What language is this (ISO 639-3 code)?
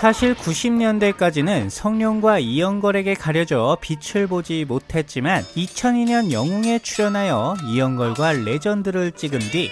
kor